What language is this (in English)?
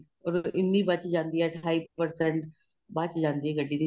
Punjabi